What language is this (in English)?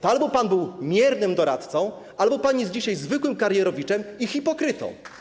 Polish